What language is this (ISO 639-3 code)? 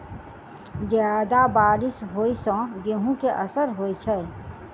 mai